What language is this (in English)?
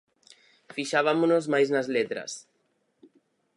Galician